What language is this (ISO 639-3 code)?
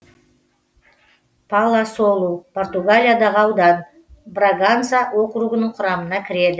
kaz